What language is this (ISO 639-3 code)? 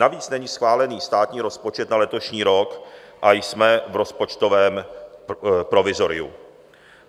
ces